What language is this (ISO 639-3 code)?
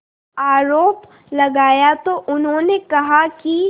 hin